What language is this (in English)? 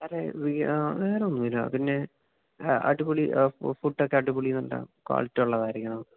Malayalam